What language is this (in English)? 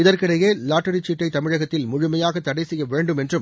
Tamil